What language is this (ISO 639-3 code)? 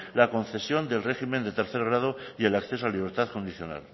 spa